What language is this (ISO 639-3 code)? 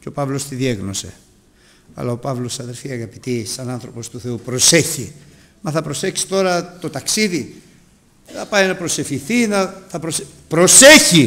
ell